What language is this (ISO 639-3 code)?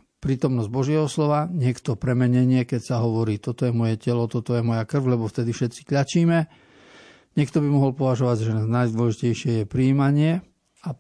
slk